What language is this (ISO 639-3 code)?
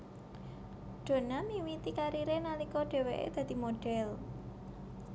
jav